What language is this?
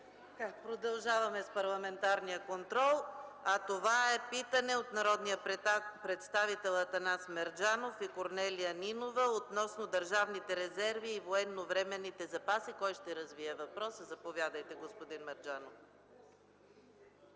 Bulgarian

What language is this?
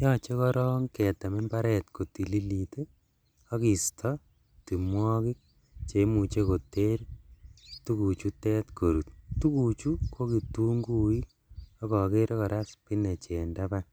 Kalenjin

